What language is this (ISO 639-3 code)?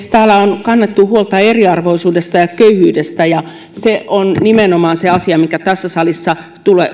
fin